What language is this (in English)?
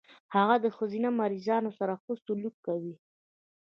Pashto